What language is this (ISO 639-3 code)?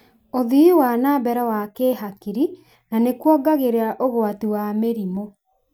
kik